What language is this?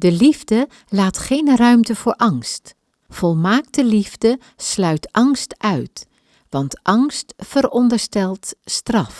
Dutch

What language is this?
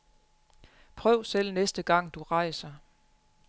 Danish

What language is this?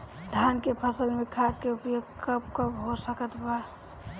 Bhojpuri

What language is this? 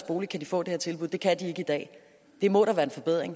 Danish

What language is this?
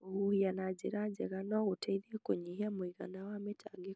Kikuyu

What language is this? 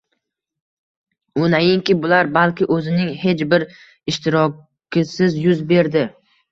Uzbek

